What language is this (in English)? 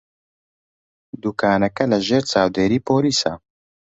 Central Kurdish